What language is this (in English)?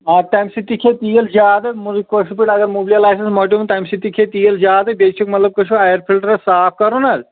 Kashmiri